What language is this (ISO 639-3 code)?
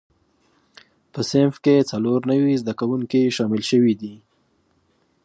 pus